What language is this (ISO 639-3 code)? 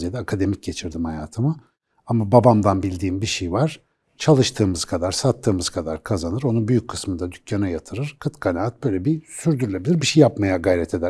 tur